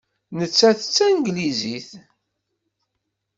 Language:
Kabyle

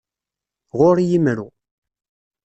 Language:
Kabyle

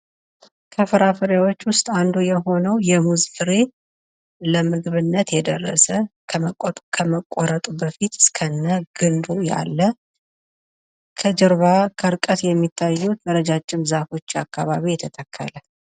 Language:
Amharic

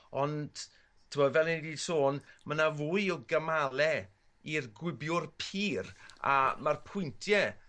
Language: Welsh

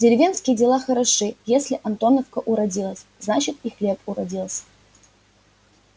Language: Russian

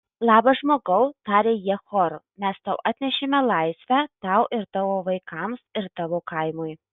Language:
Lithuanian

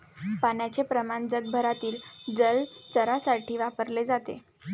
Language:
Marathi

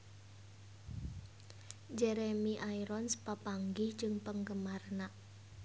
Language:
Sundanese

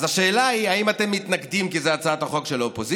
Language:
Hebrew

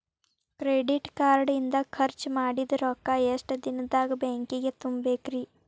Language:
Kannada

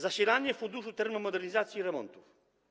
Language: Polish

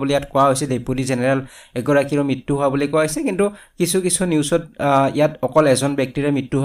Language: Bangla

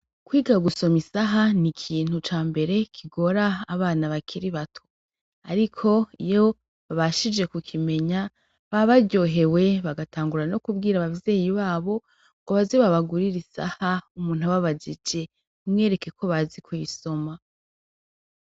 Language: Rundi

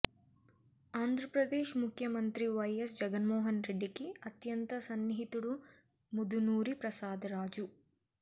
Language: Telugu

